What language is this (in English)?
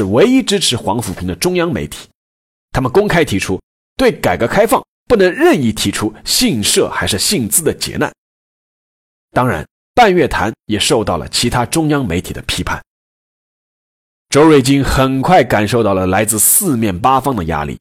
Chinese